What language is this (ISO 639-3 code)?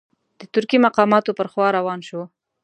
pus